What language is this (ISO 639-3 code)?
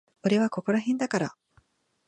jpn